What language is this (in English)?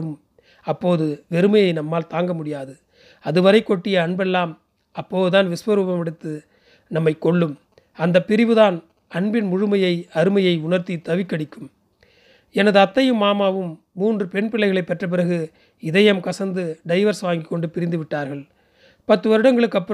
Tamil